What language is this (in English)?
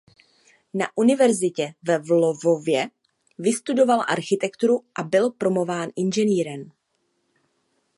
Czech